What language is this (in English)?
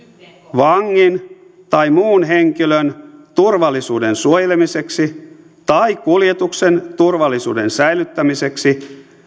Finnish